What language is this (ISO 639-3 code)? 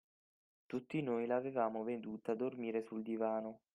ita